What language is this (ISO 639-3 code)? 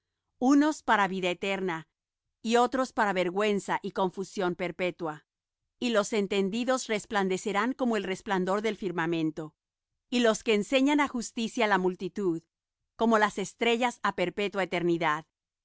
spa